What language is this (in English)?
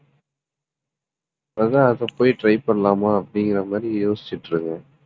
Tamil